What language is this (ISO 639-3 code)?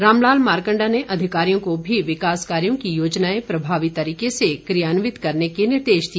hin